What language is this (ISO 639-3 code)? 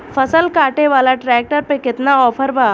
bho